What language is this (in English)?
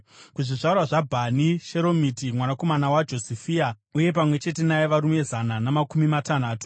Shona